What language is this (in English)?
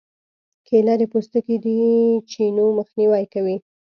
Pashto